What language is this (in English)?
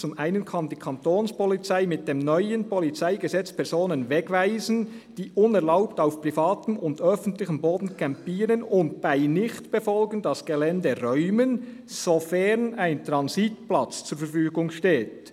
Swiss German